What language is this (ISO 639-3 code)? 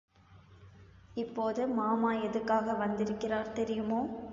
tam